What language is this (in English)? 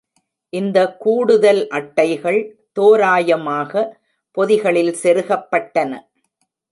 Tamil